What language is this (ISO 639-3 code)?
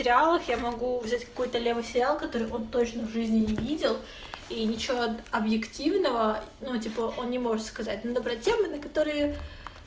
rus